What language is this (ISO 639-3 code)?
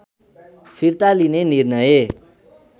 nep